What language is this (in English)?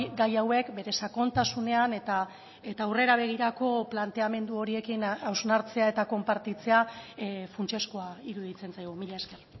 Basque